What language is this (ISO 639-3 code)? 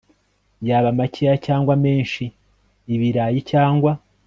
kin